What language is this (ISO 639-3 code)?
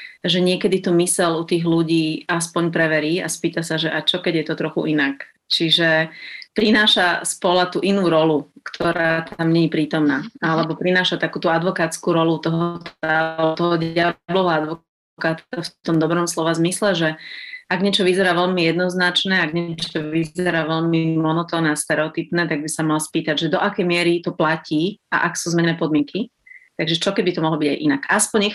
slk